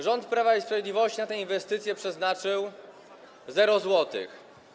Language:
Polish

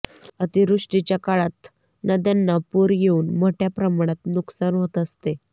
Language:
Marathi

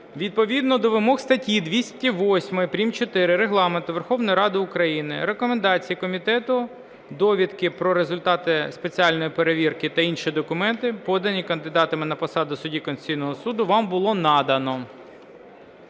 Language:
Ukrainian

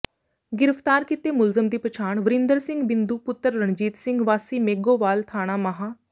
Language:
Punjabi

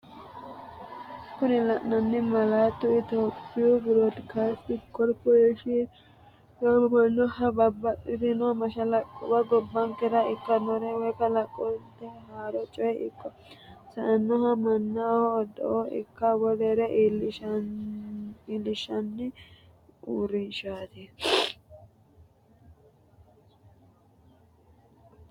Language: Sidamo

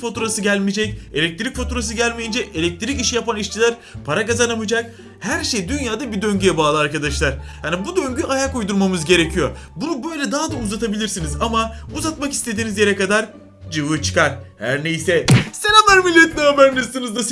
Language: Turkish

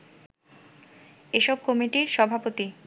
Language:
Bangla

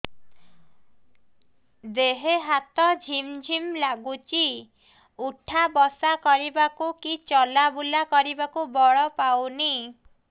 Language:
Odia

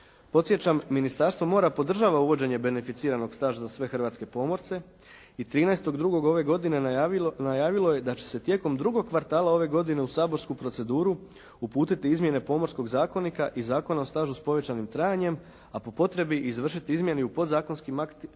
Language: Croatian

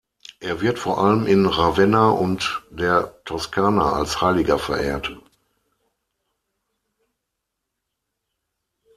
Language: German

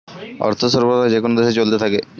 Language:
Bangla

